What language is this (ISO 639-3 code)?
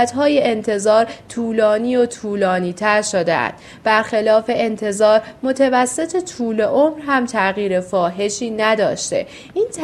fas